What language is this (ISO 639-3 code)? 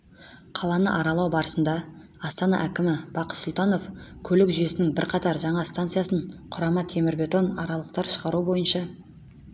kaz